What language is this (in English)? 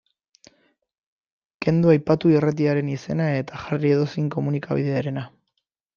Basque